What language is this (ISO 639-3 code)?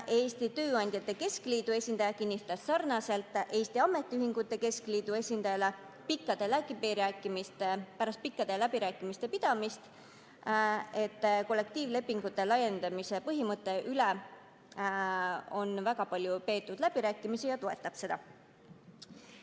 est